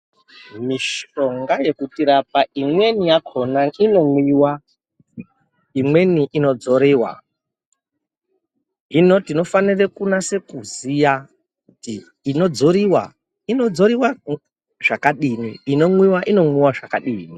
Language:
Ndau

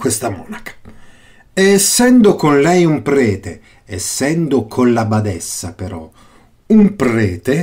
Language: Italian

